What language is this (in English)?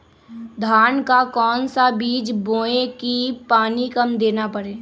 Magahi